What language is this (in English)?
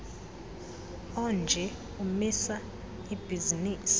Xhosa